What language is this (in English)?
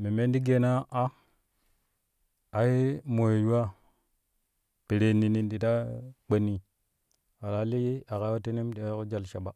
Kushi